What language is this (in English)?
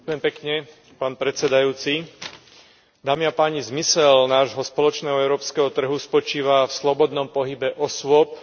Slovak